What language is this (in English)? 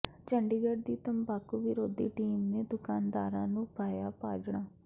Punjabi